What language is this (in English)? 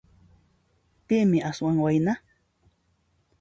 Puno Quechua